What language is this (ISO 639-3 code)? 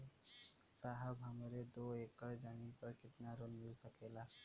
bho